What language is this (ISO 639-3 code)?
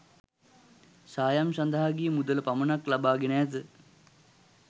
sin